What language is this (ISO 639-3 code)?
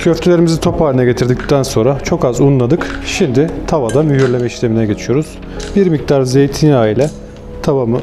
tur